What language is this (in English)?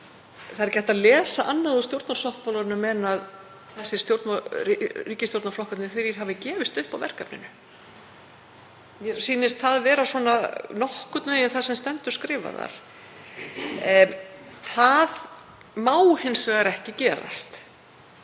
Icelandic